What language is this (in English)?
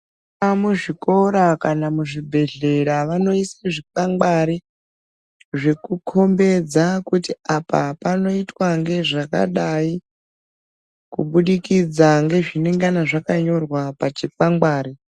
Ndau